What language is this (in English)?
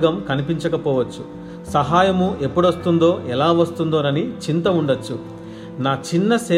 Telugu